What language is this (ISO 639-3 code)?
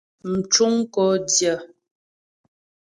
bbj